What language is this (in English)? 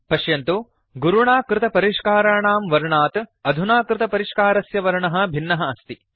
Sanskrit